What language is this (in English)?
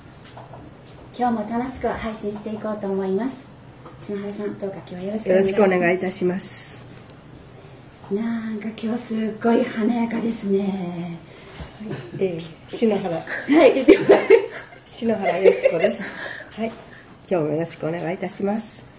Japanese